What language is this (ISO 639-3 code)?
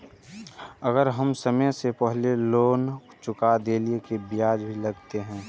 mai